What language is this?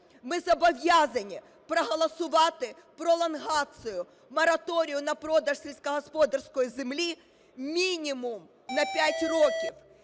Ukrainian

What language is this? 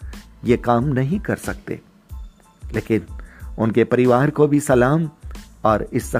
Hindi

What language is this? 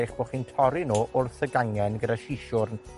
Welsh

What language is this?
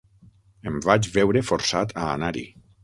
Catalan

